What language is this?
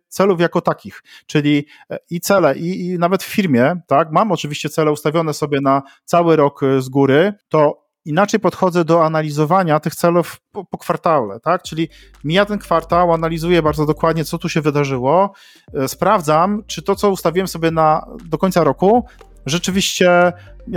Polish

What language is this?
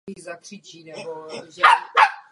Czech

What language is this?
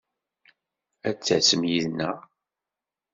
Kabyle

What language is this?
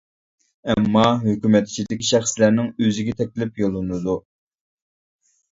Uyghur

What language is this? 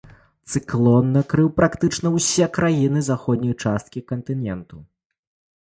Belarusian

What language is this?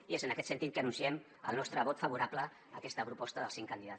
Catalan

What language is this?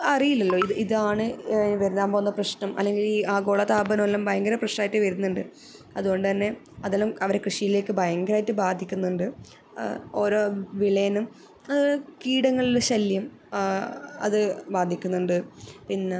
Malayalam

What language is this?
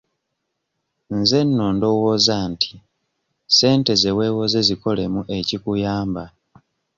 Ganda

